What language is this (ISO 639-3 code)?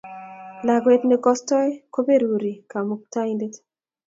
kln